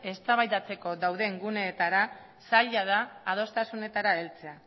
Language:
Basque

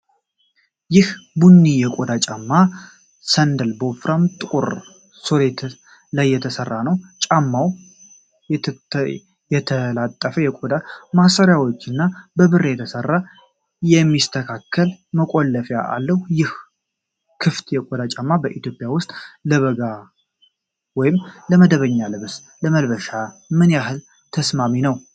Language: Amharic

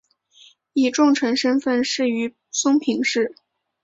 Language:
Chinese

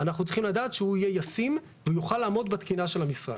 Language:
Hebrew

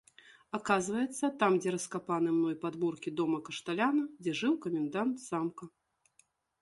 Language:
Belarusian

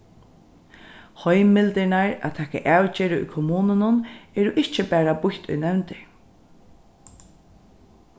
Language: Faroese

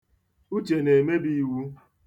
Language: Igbo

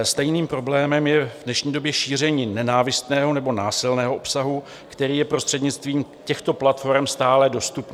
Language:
Czech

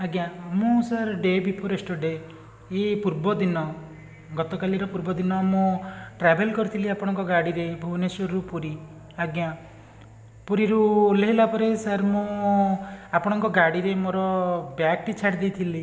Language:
Odia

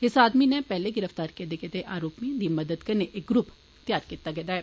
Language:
Dogri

